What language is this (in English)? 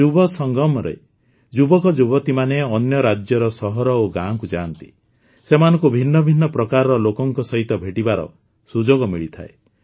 Odia